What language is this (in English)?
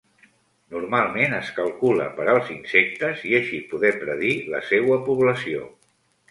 Catalan